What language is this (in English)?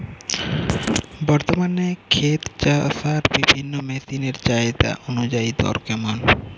Bangla